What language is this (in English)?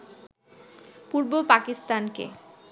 Bangla